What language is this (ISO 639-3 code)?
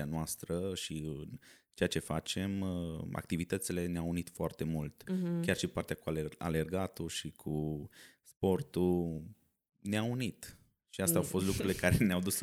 ron